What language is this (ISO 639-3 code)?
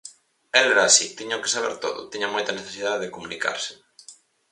glg